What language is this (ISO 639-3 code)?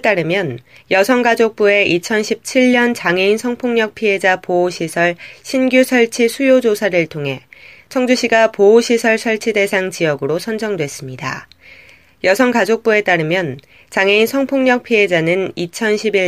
kor